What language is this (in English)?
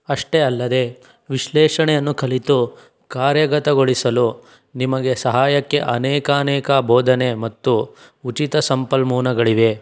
Kannada